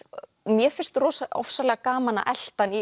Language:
Icelandic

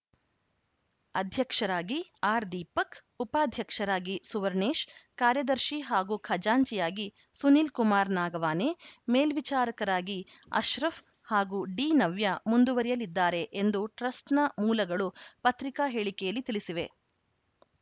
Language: Kannada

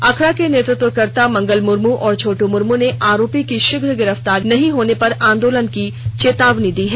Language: Hindi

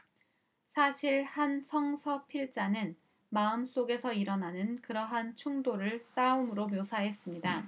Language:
Korean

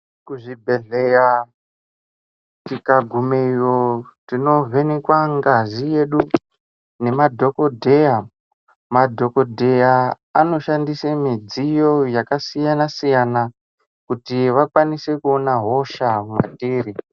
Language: Ndau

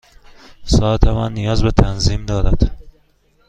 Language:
Persian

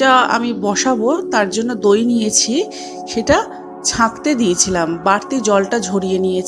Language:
Bangla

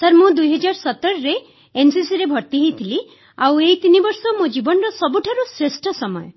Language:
Odia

